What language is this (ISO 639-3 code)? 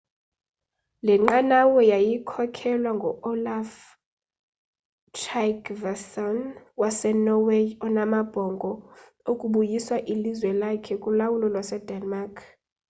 xho